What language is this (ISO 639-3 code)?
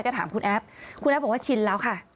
tha